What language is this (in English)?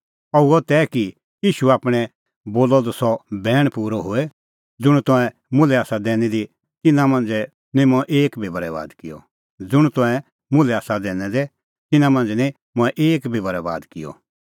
Kullu Pahari